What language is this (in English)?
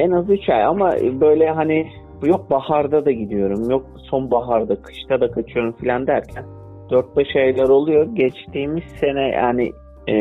Turkish